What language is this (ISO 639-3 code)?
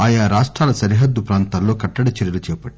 tel